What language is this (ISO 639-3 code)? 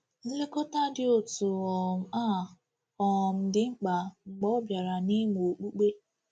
ibo